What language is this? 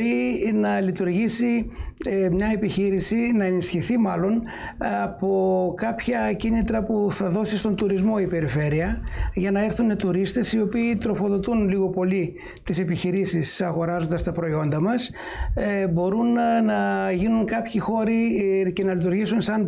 Greek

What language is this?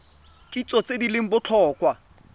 Tswana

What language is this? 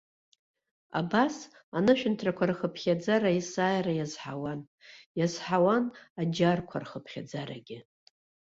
Abkhazian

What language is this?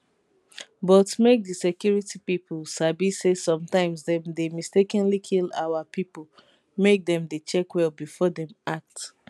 Nigerian Pidgin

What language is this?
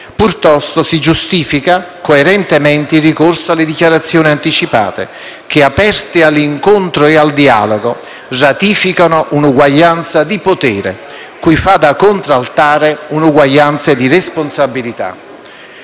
Italian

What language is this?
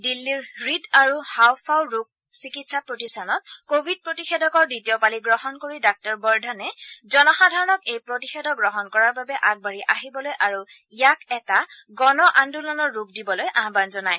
Assamese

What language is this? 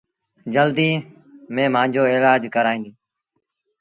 Sindhi Bhil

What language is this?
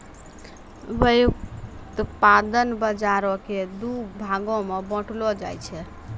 Maithili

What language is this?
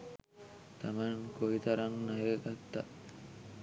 Sinhala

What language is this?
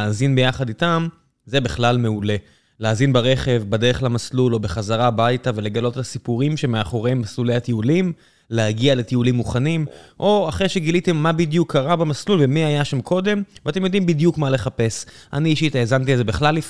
Hebrew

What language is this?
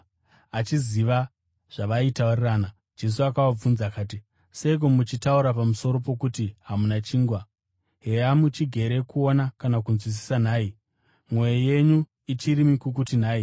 Shona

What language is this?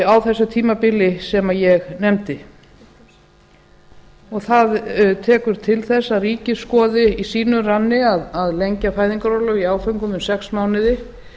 Icelandic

